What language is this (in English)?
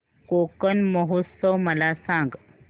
Marathi